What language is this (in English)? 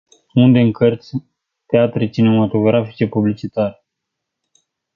Romanian